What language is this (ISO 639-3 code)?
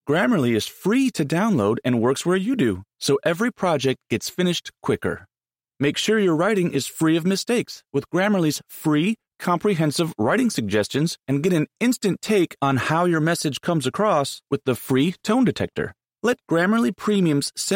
ell